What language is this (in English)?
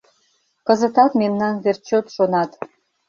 Mari